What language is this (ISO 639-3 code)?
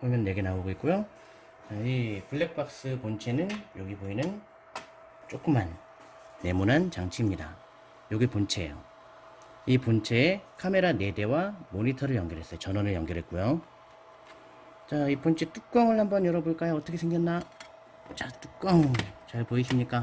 kor